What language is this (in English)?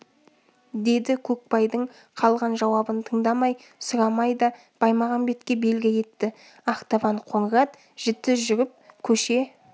Kazakh